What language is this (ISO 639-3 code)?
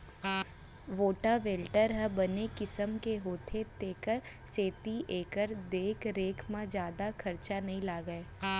hne